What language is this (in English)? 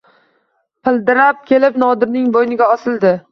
Uzbek